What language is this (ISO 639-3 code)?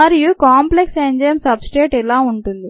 tel